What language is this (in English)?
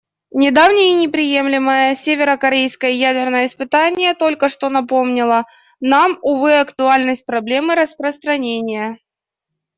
Russian